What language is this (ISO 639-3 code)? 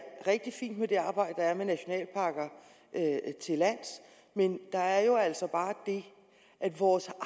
dan